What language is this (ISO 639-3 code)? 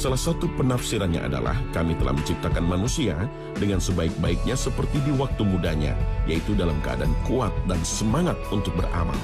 ind